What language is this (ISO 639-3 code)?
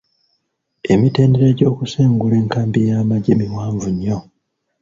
lug